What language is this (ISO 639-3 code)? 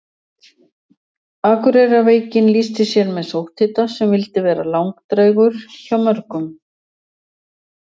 isl